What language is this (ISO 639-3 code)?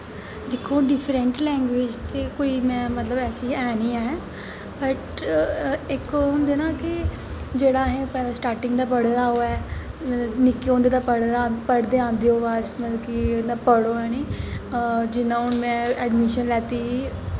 doi